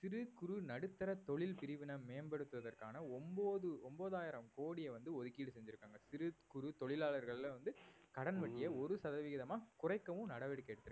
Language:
Tamil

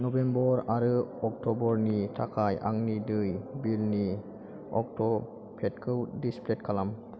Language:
Bodo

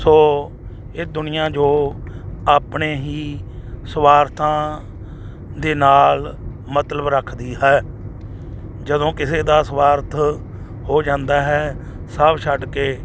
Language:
Punjabi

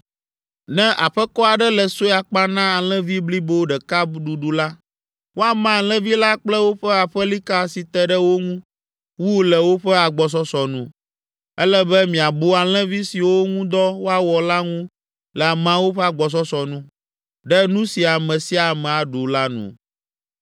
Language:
Ewe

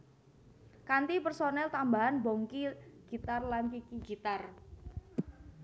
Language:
Javanese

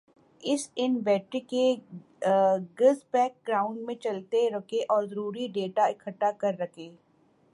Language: Urdu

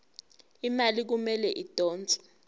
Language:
Zulu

